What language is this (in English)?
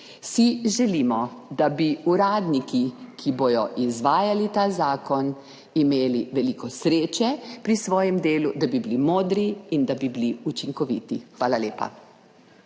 Slovenian